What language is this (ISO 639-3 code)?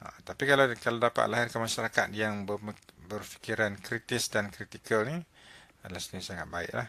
msa